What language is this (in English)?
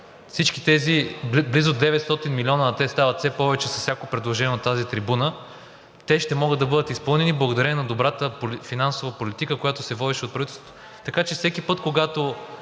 Bulgarian